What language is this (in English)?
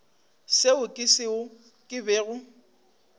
Northern Sotho